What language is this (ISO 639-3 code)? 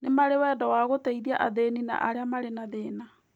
kik